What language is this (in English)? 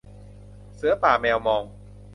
Thai